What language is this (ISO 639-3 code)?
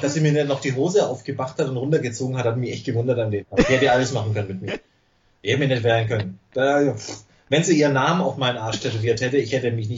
deu